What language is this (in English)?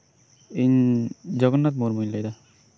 Santali